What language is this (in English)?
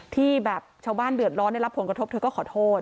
Thai